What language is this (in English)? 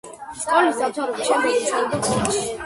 Georgian